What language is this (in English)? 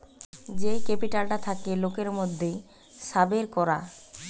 Bangla